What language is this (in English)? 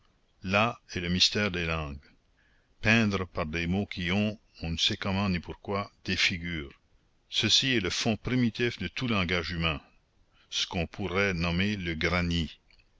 French